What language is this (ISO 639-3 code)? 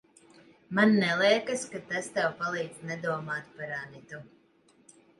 lav